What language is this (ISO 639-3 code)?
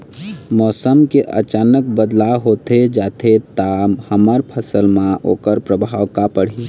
hne